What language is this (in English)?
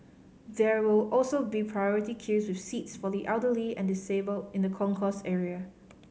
English